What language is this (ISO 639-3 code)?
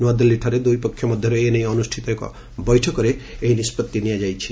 ori